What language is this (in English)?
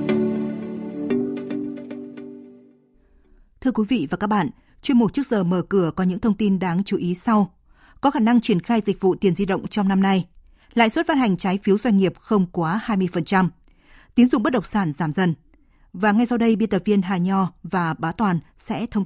Vietnamese